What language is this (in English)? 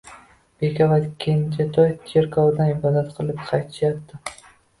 Uzbek